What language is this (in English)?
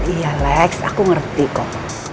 Indonesian